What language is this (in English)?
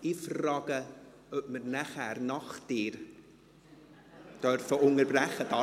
Swiss German